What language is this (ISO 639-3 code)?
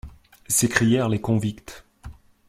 fra